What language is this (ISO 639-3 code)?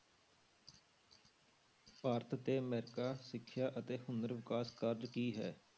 pan